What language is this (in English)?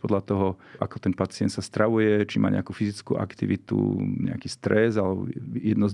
Slovak